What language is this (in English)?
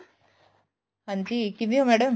Punjabi